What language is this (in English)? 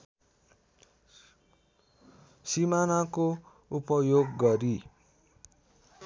Nepali